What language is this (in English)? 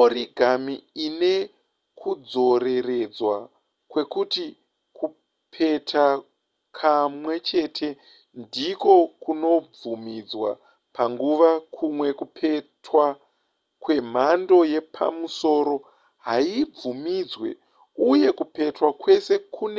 Shona